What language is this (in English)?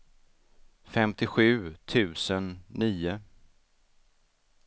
Swedish